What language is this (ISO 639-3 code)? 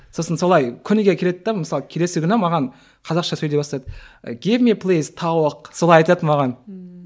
kaz